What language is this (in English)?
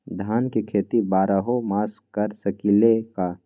Magahi